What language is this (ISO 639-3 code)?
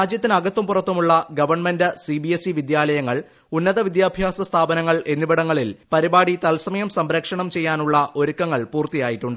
mal